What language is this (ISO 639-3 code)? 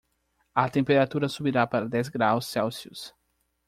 por